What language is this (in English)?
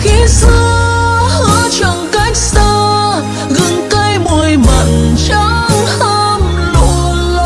Vietnamese